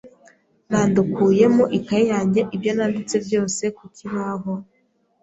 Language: Kinyarwanda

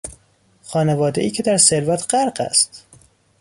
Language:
Persian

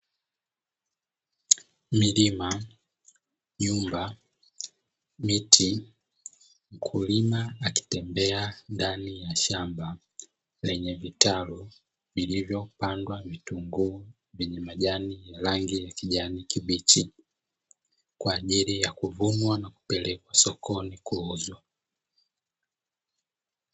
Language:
Swahili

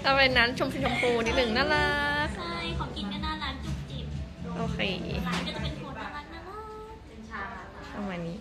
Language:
Thai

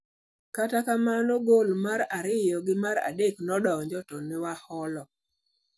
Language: Luo (Kenya and Tanzania)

